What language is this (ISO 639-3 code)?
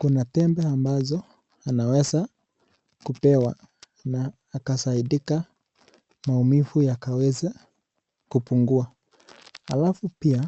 swa